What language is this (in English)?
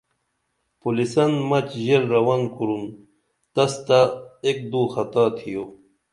Dameli